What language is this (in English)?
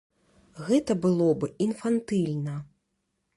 Belarusian